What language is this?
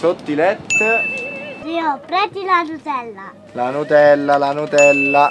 Italian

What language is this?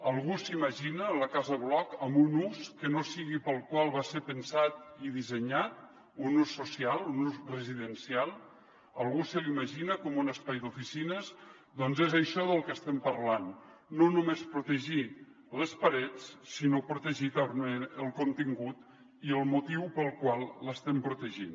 Catalan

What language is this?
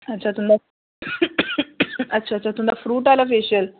Dogri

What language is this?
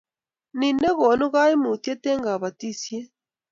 Kalenjin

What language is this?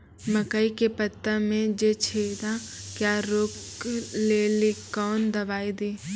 Maithili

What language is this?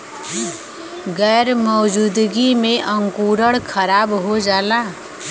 Bhojpuri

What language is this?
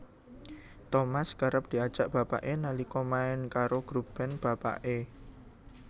Javanese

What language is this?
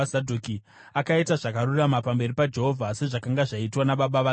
Shona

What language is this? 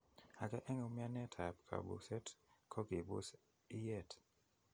Kalenjin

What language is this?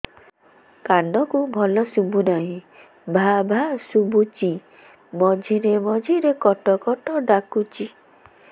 Odia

